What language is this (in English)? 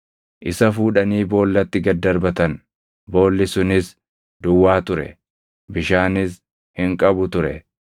Oromo